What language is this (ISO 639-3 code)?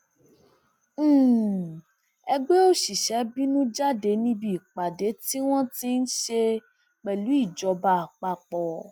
yor